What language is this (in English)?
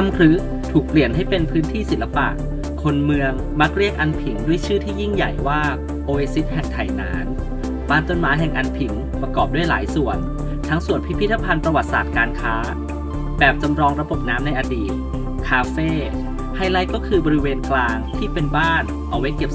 Thai